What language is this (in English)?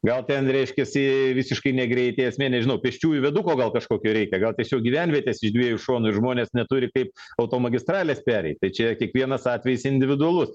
Lithuanian